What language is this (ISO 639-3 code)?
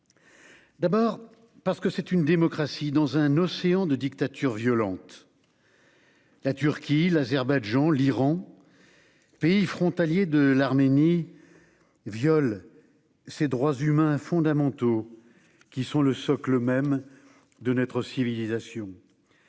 fra